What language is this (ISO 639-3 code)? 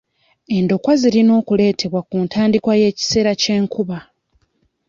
lug